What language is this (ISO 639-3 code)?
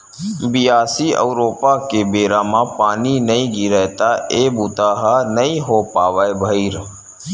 hne